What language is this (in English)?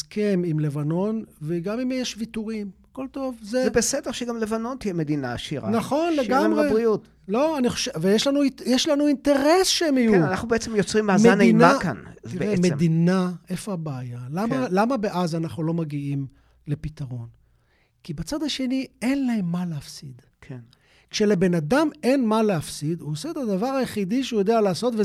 Hebrew